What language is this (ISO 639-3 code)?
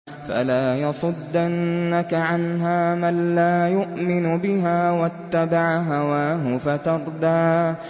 ara